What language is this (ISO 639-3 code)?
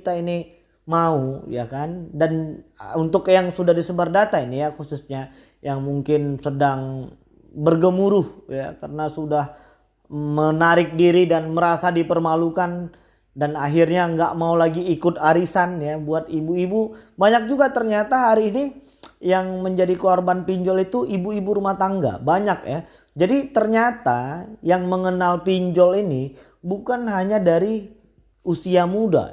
ind